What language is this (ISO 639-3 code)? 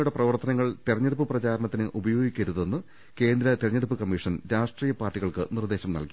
mal